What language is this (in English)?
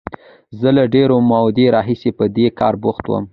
Pashto